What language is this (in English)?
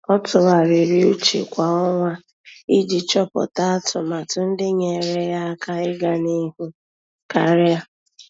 Igbo